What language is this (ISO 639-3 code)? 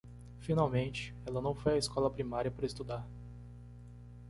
por